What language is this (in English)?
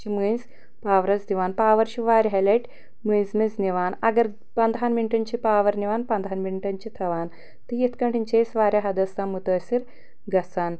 Kashmiri